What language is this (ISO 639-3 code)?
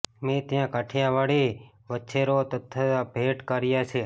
guj